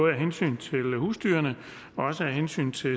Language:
Danish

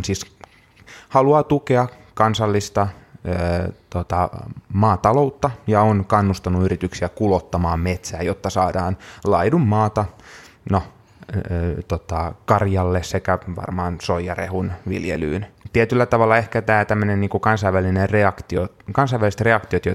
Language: Finnish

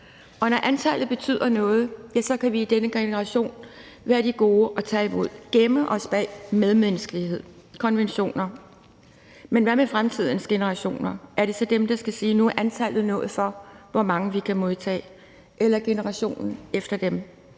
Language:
Danish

